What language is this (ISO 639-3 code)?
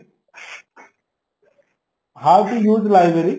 ori